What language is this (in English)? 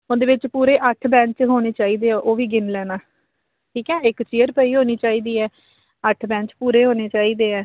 Punjabi